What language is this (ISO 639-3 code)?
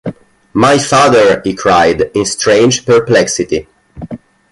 eng